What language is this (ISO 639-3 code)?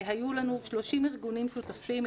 heb